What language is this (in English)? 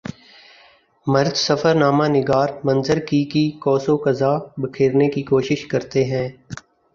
Urdu